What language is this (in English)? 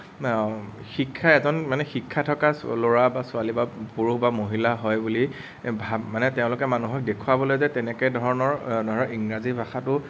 Assamese